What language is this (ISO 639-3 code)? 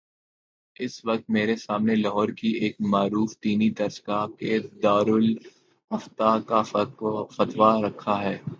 urd